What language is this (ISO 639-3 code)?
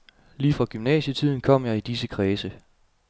dan